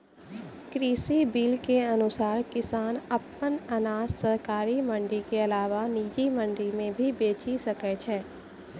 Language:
Maithili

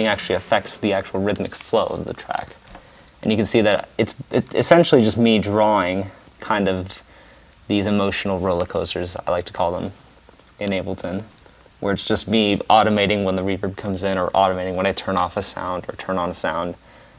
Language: English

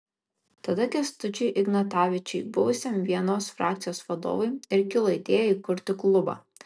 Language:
Lithuanian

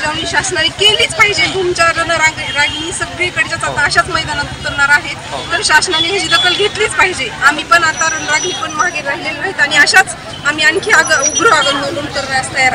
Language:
Marathi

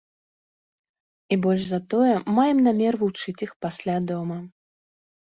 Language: Belarusian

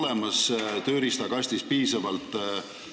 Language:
Estonian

